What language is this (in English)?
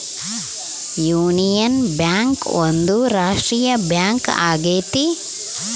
Kannada